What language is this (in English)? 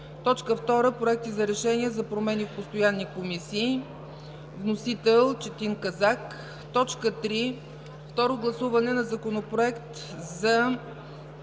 Bulgarian